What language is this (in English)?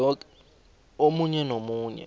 South Ndebele